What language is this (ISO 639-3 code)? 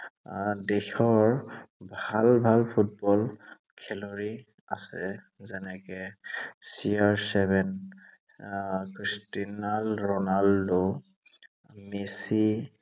asm